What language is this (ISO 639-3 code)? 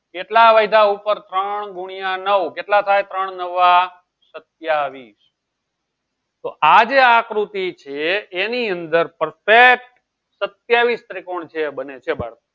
guj